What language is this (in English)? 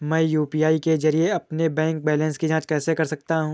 Hindi